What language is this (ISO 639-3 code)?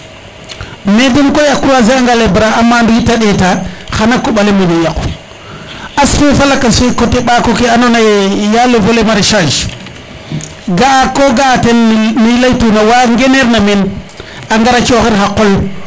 srr